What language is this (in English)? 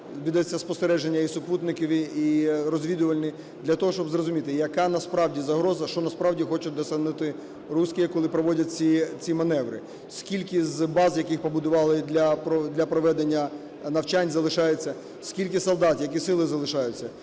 Ukrainian